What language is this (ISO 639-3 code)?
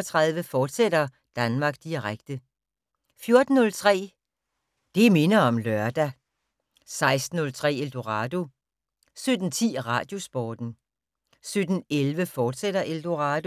dan